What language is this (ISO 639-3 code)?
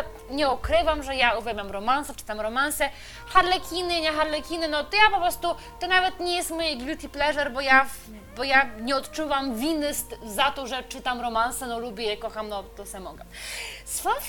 pol